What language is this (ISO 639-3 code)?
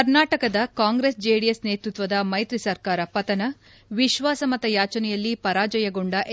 kan